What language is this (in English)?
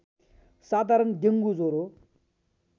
Nepali